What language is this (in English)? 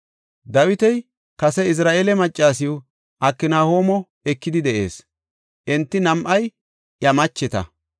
Gofa